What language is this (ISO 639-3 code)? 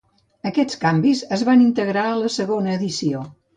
cat